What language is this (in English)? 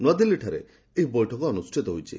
Odia